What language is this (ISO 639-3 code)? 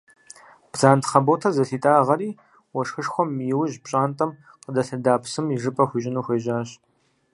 kbd